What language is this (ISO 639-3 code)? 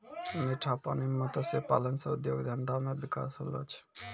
mai